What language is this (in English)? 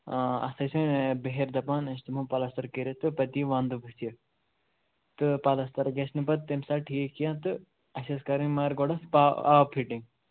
Kashmiri